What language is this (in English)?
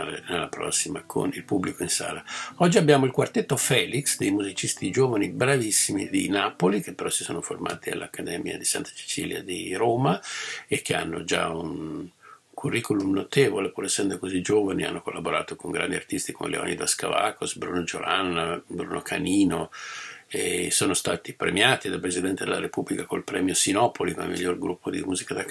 Italian